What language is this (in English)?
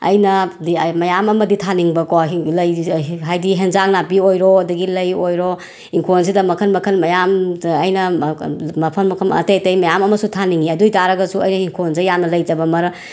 Manipuri